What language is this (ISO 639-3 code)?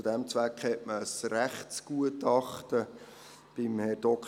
gsw